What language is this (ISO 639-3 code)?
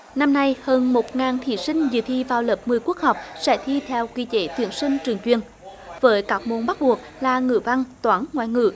vie